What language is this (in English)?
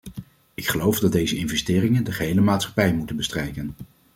Dutch